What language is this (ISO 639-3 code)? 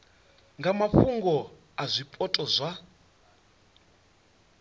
ven